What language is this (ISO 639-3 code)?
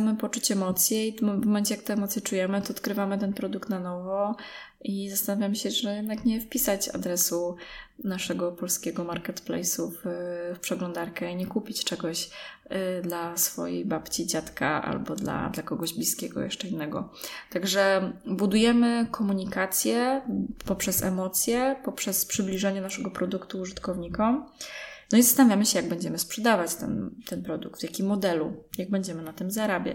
pol